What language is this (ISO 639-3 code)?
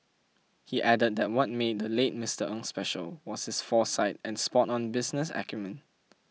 eng